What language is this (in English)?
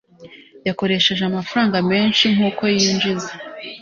Kinyarwanda